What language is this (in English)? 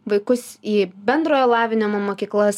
Lithuanian